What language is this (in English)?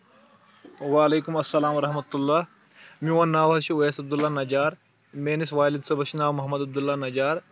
Kashmiri